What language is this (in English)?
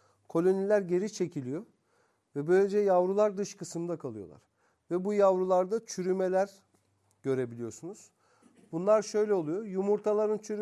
Turkish